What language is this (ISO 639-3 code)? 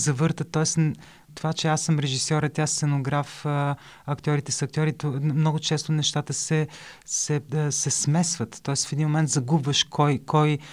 bul